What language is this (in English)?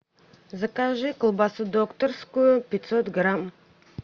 Russian